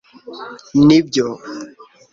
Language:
Kinyarwanda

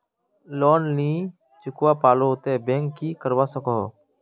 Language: Magahi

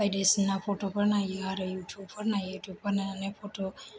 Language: Bodo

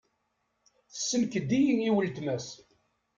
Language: Kabyle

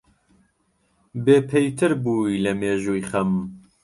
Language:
Central Kurdish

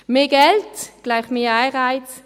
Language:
Swiss German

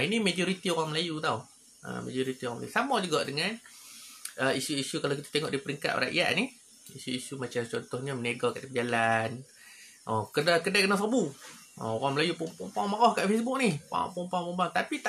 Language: Malay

